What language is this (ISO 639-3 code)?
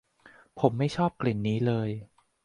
tha